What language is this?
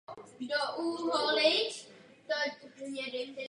Czech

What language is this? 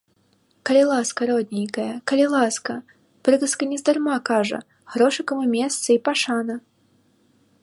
Belarusian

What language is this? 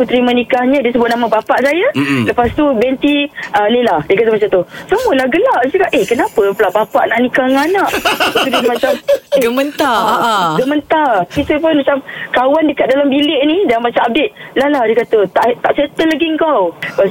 Malay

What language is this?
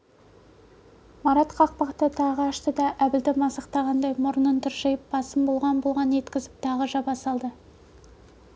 Kazakh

